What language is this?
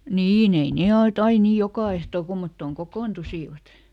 Finnish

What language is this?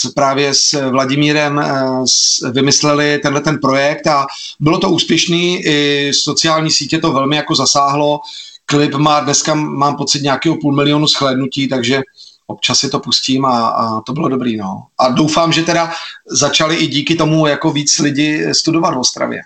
Czech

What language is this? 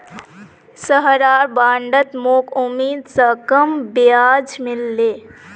Magahi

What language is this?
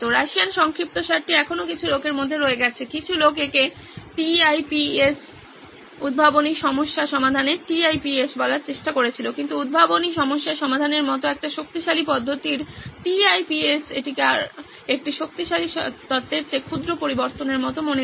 Bangla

